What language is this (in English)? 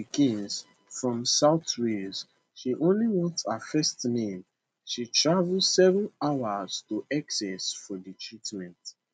Nigerian Pidgin